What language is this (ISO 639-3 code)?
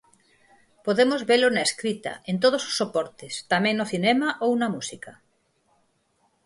glg